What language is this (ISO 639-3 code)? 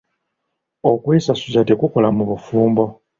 lug